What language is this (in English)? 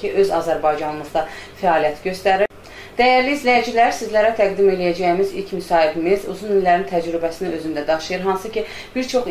Turkish